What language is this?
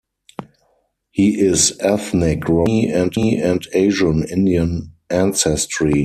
English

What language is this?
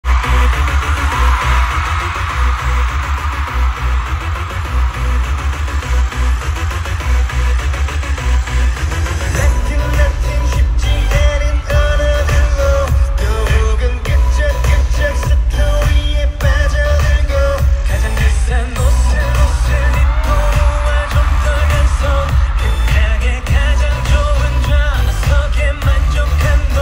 Korean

